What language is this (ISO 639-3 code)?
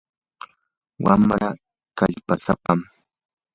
qur